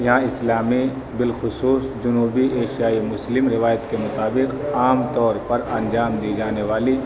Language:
Urdu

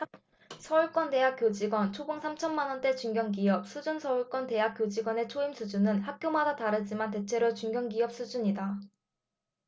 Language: Korean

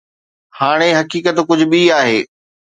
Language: Sindhi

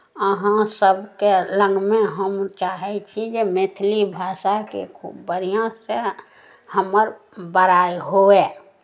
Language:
Maithili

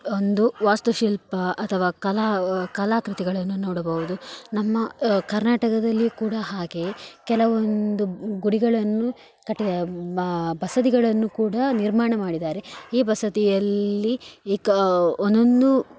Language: Kannada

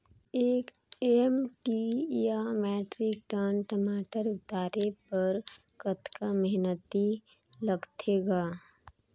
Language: Chhattisgarhi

